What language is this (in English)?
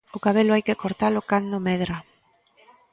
Galician